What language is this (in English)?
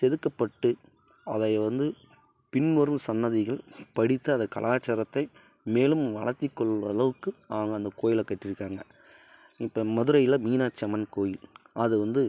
Tamil